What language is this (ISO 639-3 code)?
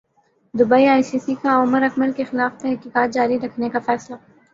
urd